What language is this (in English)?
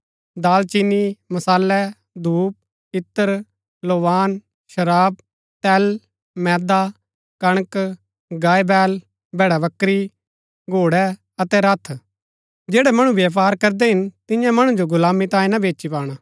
Gaddi